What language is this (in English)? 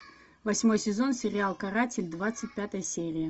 Russian